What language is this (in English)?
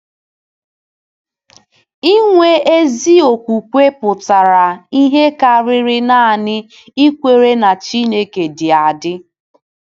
Igbo